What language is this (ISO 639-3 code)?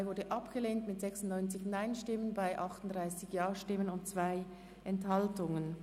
gsw